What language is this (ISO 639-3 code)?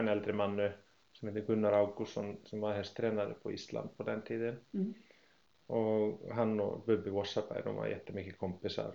swe